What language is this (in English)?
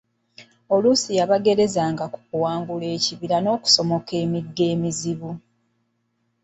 Ganda